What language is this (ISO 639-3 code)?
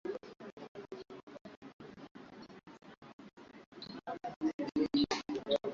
swa